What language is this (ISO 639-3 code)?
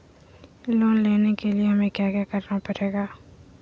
mag